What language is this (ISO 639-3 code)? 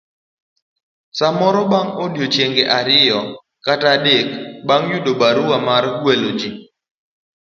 luo